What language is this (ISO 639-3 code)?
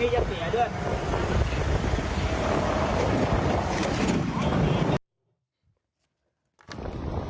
tha